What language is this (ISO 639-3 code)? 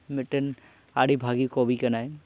sat